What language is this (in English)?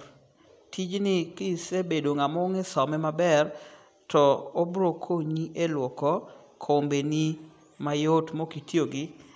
Luo (Kenya and Tanzania)